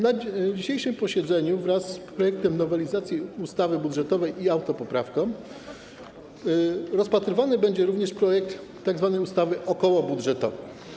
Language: Polish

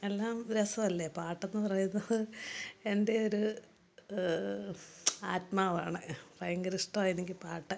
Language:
Malayalam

